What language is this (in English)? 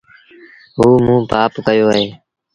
Sindhi Bhil